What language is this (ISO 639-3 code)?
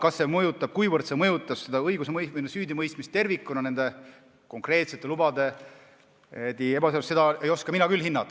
est